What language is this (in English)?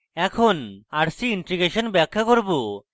Bangla